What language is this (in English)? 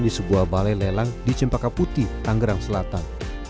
Indonesian